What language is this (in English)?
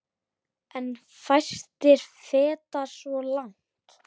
Icelandic